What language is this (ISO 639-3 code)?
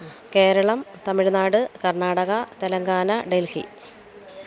mal